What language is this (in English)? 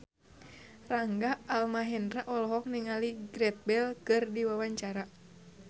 Sundanese